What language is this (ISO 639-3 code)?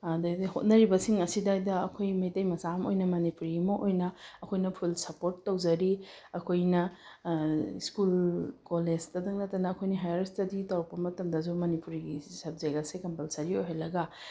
mni